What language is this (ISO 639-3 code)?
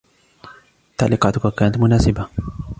ara